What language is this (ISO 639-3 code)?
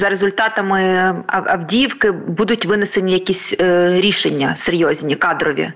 ukr